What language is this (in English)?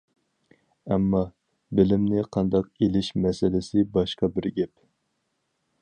Uyghur